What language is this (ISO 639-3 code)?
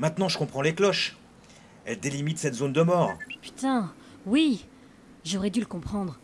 fra